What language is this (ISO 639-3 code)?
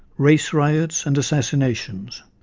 eng